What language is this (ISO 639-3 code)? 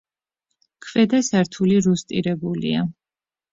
kat